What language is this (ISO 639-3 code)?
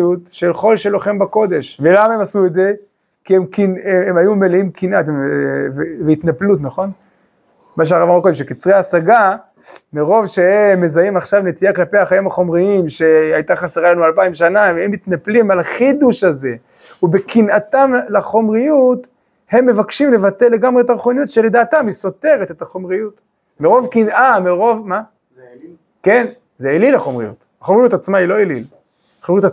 heb